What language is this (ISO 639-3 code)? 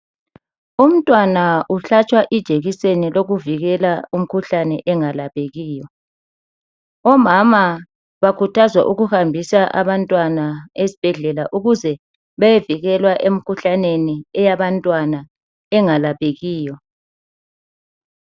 nde